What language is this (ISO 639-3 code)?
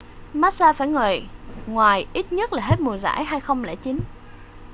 vie